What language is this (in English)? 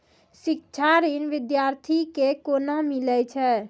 Maithili